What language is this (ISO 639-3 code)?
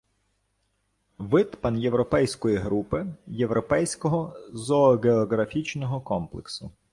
ukr